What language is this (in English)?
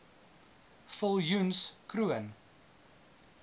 Afrikaans